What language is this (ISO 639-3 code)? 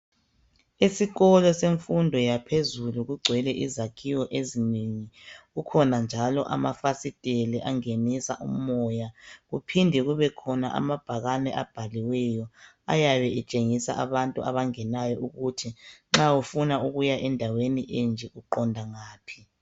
nde